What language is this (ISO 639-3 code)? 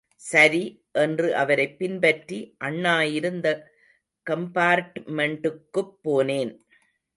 tam